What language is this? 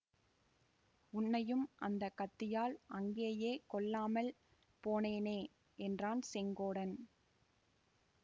Tamil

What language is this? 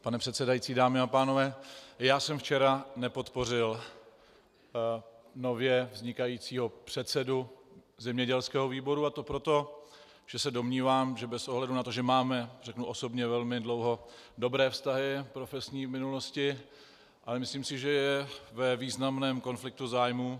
Czech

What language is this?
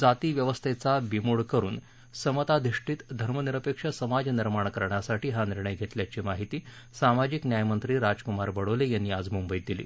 Marathi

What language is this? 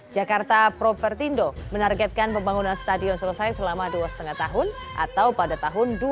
Indonesian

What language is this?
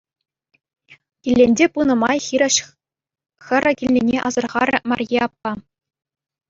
Chuvash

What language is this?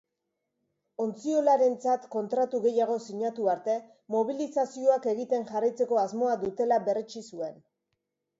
Basque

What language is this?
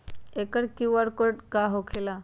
Magahi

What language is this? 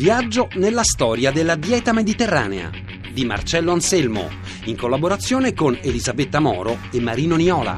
Italian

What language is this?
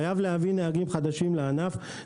Hebrew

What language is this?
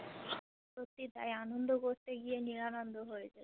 Bangla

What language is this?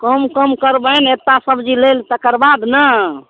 Maithili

